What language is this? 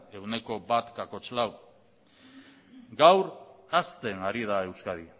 Basque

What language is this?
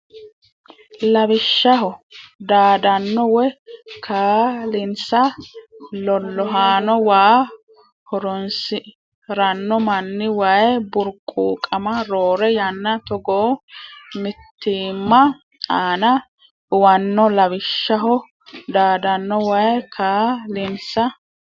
Sidamo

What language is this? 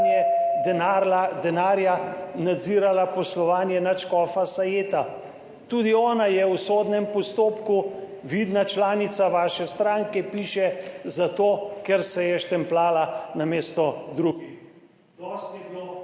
Slovenian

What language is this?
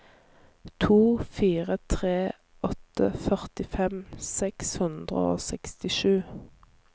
Norwegian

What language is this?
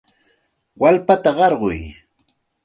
Santa Ana de Tusi Pasco Quechua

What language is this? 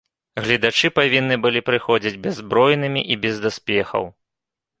Belarusian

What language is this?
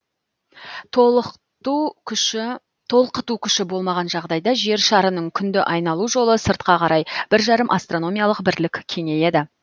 Kazakh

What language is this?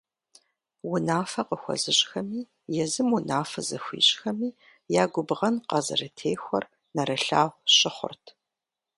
Kabardian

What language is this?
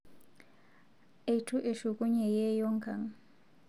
Masai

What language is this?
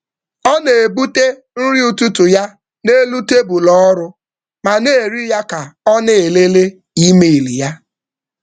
Igbo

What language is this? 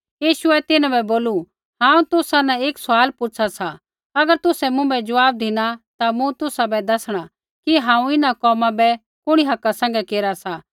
Kullu Pahari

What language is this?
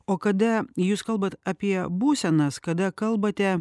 Lithuanian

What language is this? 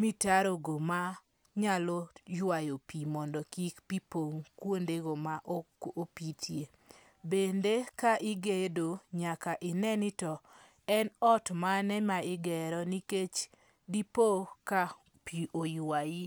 Luo (Kenya and Tanzania)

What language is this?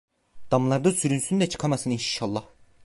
Turkish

